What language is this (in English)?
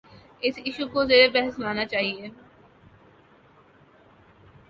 Urdu